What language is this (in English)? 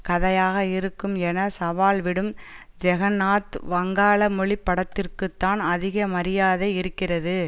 Tamil